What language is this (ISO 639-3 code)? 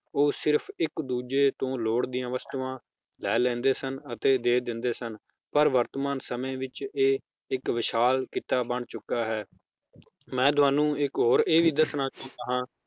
pan